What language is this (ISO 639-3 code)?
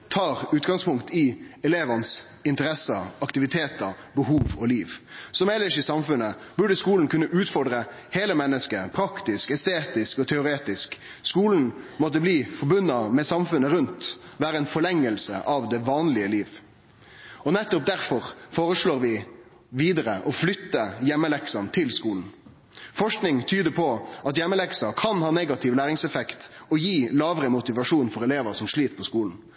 nno